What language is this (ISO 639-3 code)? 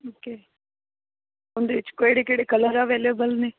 pan